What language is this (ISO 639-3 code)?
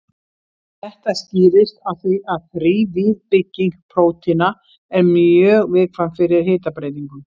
isl